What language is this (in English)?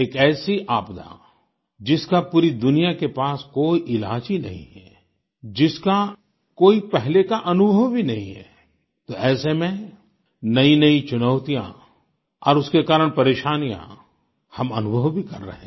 Hindi